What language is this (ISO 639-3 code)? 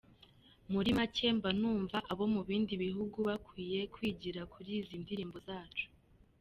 kin